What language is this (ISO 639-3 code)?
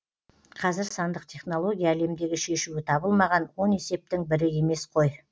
kaz